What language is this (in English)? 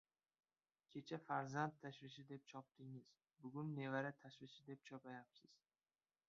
Uzbek